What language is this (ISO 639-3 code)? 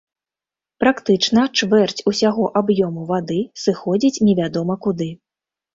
bel